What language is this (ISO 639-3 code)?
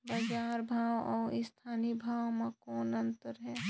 hne